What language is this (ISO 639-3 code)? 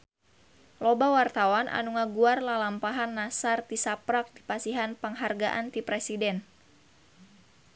sun